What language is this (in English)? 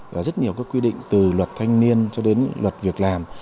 Vietnamese